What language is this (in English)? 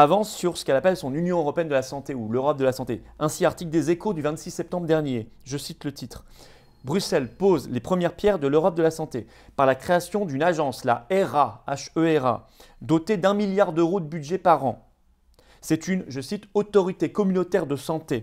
French